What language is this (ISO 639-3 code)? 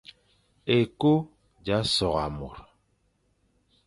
fan